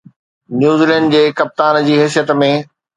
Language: Sindhi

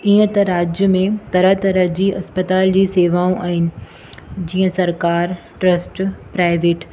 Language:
Sindhi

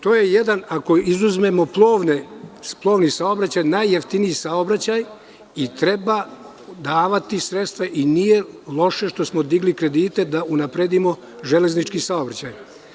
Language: Serbian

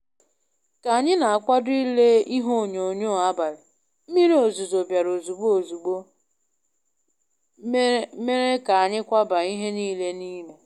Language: Igbo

